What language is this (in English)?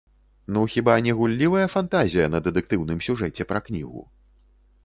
Belarusian